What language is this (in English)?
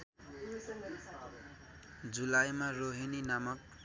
Nepali